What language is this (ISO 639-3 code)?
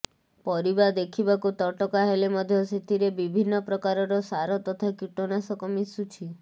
ori